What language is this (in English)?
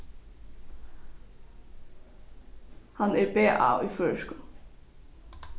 Faroese